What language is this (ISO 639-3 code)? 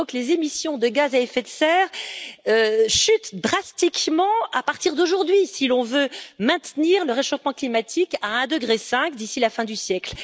fra